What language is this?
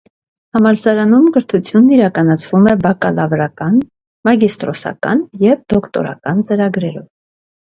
Armenian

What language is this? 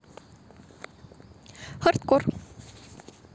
Russian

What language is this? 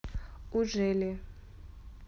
Russian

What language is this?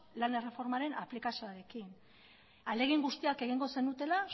Basque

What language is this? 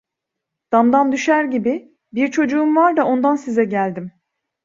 Turkish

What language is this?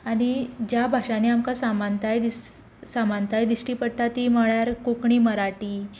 Konkani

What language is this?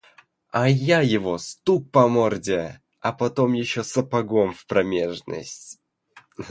Russian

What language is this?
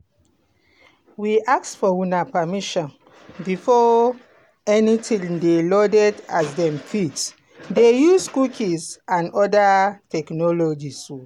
Nigerian Pidgin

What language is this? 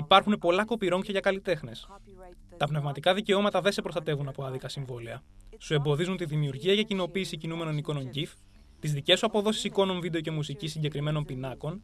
Greek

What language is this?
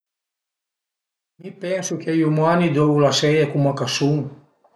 Piedmontese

